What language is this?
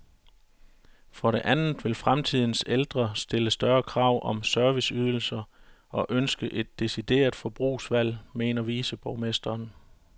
Danish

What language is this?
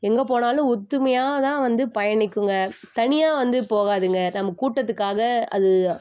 Tamil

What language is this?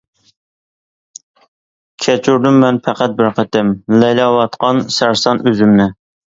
Uyghur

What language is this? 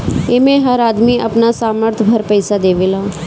Bhojpuri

